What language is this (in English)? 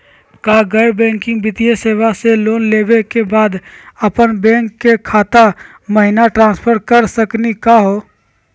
Magahi